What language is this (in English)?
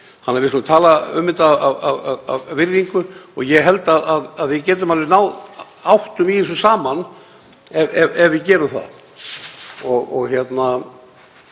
Icelandic